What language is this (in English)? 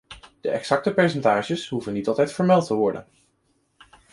Dutch